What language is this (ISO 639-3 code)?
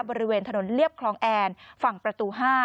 tha